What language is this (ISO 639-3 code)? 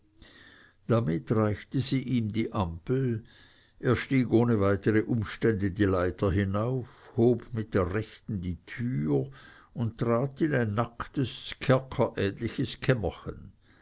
deu